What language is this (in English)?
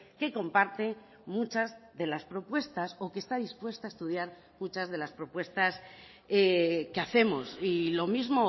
Spanish